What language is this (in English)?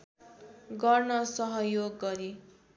Nepali